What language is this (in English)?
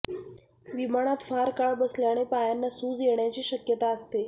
Marathi